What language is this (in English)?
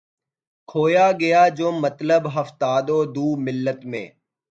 Urdu